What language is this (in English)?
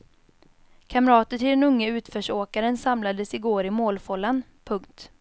Swedish